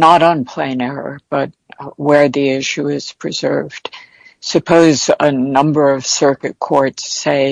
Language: English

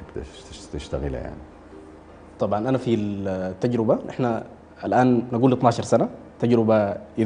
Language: Arabic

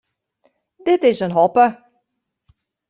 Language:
Western Frisian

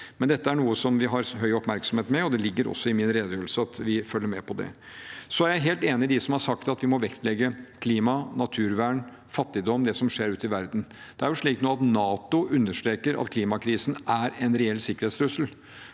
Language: Norwegian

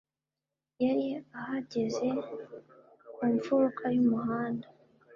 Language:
Kinyarwanda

